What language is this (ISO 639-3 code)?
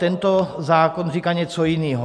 ces